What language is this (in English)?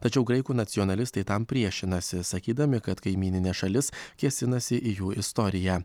Lithuanian